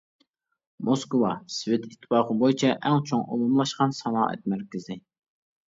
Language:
Uyghur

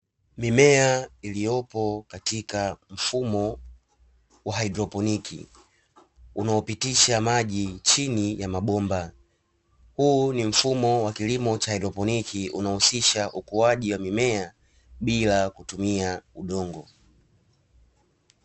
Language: Swahili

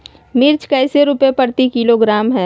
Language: Magahi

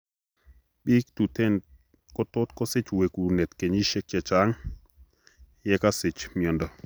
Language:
Kalenjin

